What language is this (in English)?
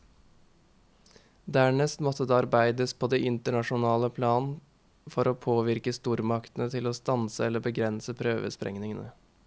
Norwegian